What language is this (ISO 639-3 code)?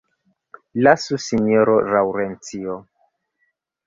epo